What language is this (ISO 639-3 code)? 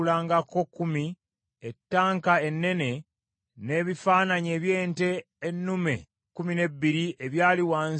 lug